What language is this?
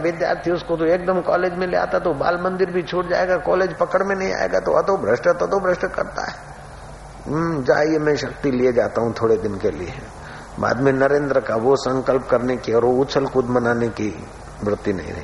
Hindi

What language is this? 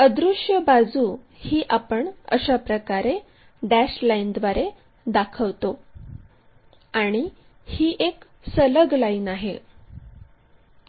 Marathi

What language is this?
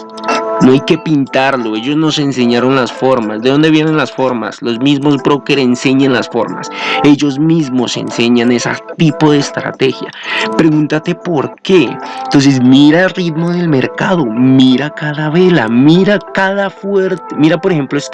Spanish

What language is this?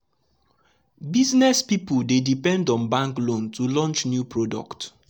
Nigerian Pidgin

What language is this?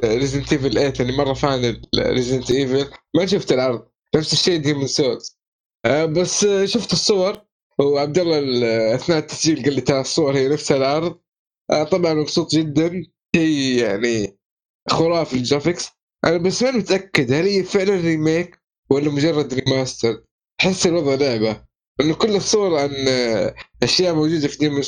Arabic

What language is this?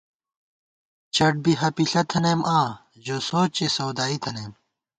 Gawar-Bati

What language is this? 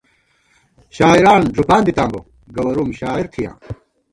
Gawar-Bati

